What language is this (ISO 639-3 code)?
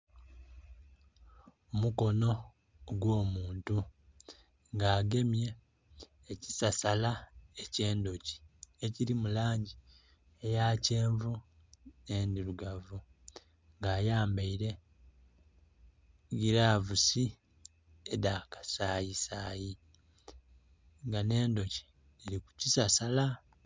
xog